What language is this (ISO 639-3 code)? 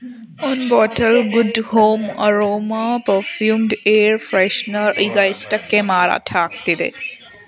kan